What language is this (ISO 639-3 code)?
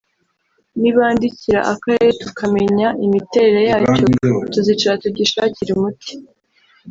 kin